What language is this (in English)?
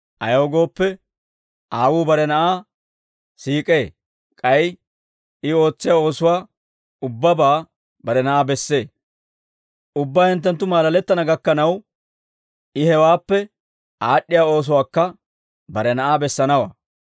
Dawro